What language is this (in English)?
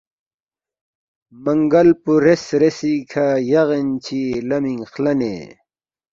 Balti